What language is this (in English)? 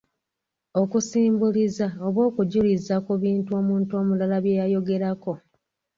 Ganda